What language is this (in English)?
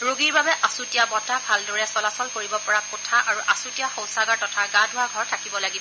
Assamese